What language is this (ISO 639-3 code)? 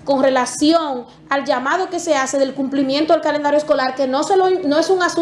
spa